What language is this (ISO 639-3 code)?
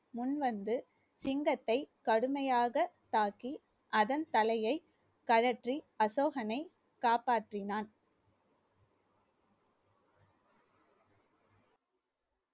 tam